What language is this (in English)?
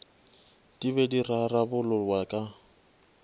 Northern Sotho